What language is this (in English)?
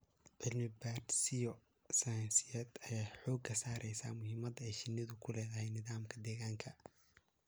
Somali